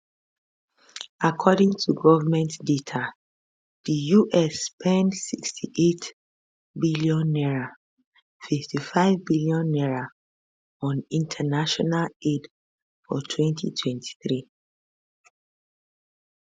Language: Nigerian Pidgin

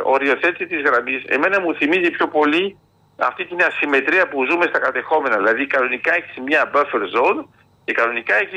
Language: Greek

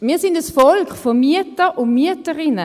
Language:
Swiss German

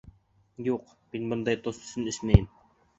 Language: Bashkir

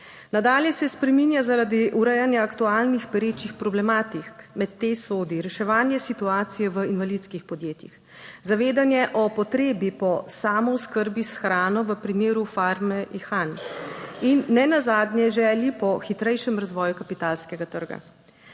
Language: Slovenian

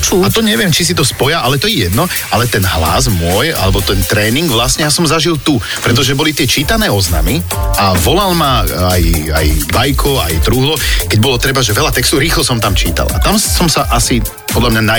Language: Slovak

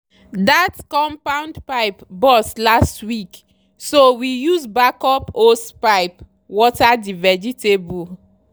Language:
Nigerian Pidgin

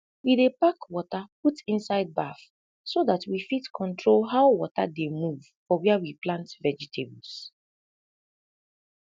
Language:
Nigerian Pidgin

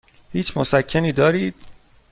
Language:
Persian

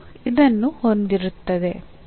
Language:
Kannada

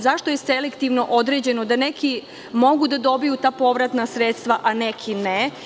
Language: Serbian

